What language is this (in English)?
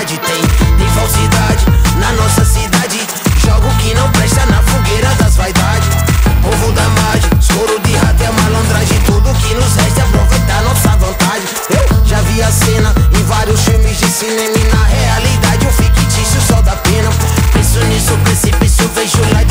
Indonesian